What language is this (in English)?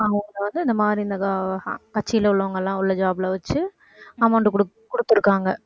Tamil